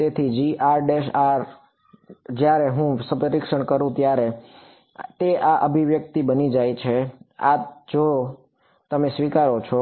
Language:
Gujarati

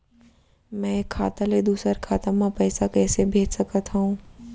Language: Chhattisgarhi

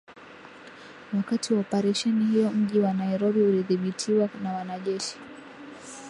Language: Swahili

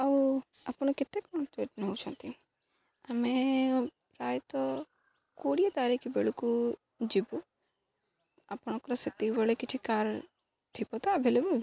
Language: Odia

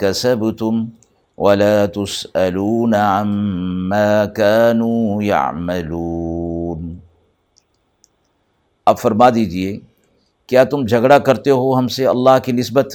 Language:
Urdu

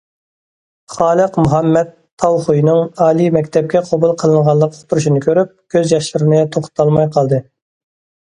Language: Uyghur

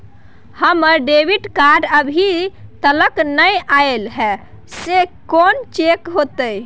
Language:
Maithili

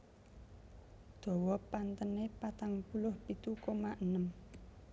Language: Javanese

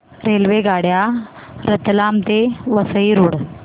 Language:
Marathi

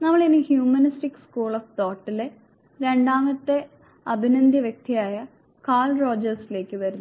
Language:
Malayalam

